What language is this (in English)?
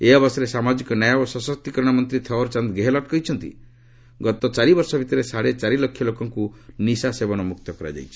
Odia